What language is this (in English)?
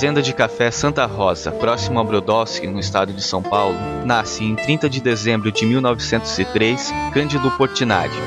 Portuguese